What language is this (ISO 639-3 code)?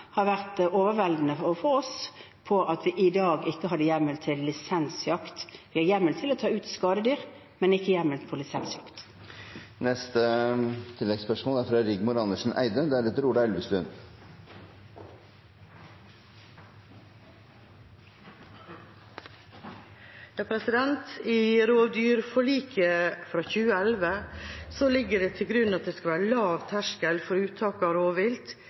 nor